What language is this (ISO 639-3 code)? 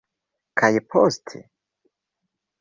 epo